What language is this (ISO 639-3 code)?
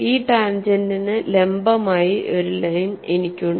mal